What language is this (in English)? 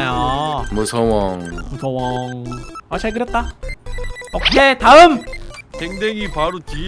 Korean